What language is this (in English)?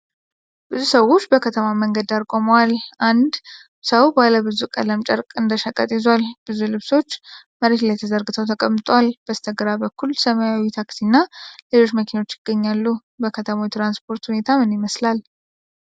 Amharic